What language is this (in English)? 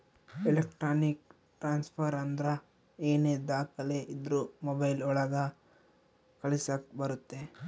Kannada